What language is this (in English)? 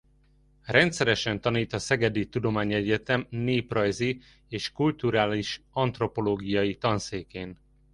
Hungarian